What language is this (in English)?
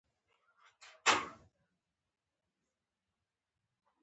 Pashto